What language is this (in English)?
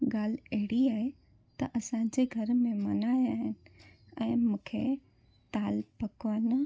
Sindhi